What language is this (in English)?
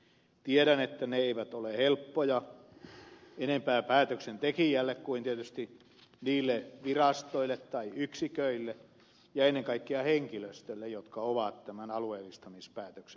Finnish